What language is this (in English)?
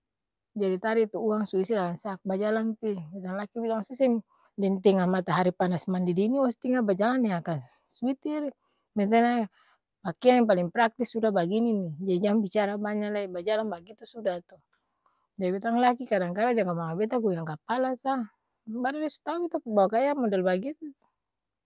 Ambonese Malay